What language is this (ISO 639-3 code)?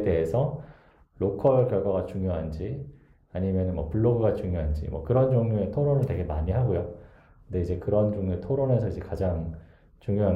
kor